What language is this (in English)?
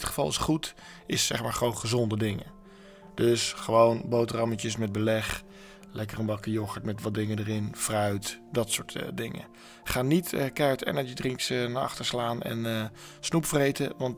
Dutch